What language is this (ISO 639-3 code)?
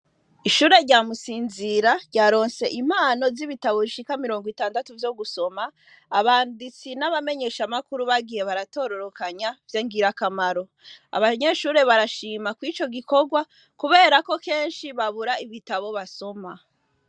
run